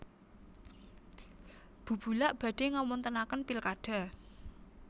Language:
Javanese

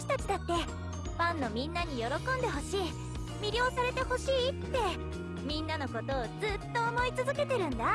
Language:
Japanese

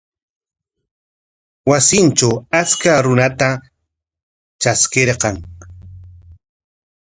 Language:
Corongo Ancash Quechua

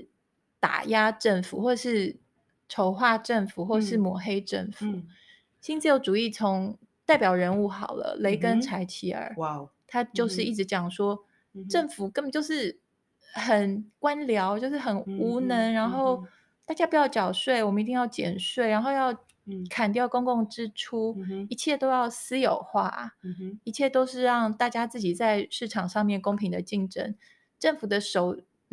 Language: Chinese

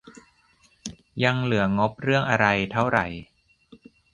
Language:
Thai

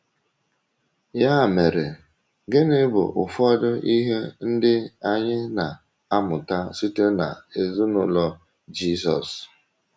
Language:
Igbo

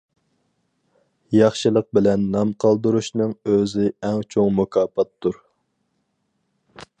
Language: Uyghur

